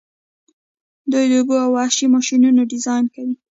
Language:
Pashto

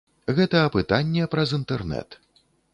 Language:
Belarusian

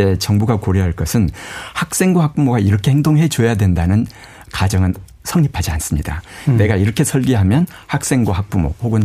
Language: Korean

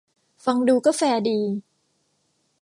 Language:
Thai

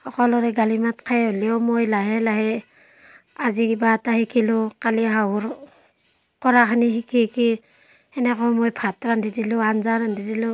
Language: Assamese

